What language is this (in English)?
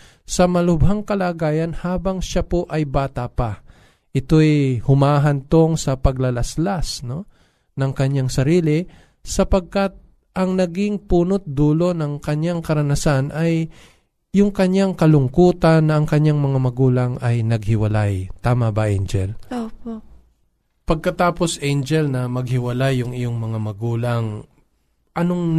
Filipino